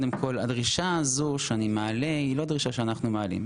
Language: Hebrew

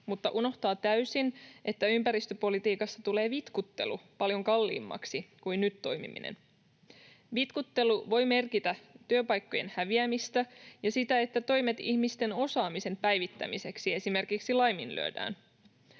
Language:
Finnish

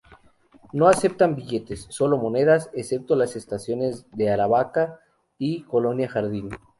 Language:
Spanish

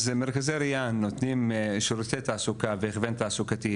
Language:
Hebrew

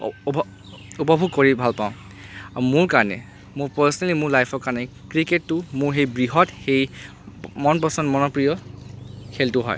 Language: Assamese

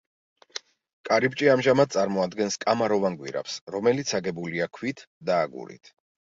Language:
Georgian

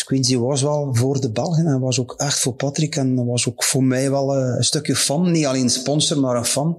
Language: Dutch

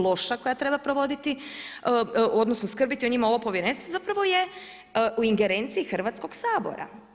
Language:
Croatian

